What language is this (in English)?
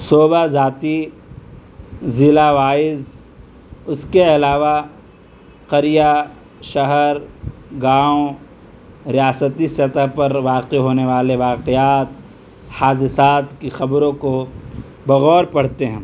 Urdu